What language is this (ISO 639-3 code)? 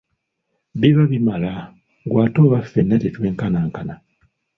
lug